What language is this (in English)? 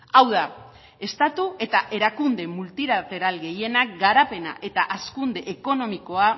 Basque